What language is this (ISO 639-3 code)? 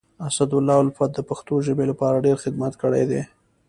pus